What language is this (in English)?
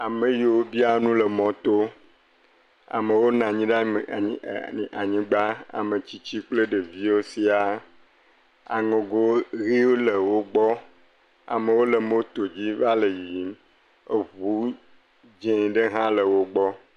Ewe